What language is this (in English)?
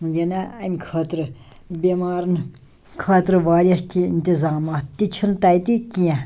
Kashmiri